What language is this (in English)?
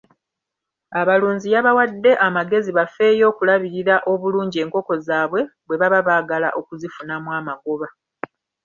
Ganda